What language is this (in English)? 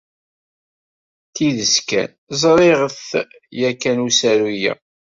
Kabyle